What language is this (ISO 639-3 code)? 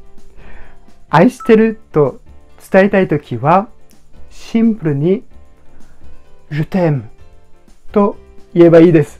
jpn